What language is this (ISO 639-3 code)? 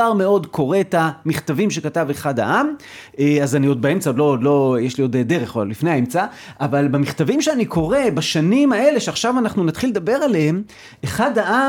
heb